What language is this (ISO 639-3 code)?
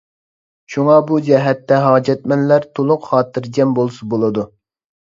uig